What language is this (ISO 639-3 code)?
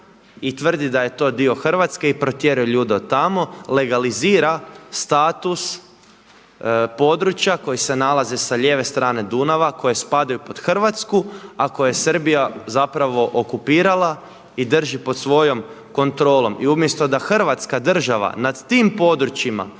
hrv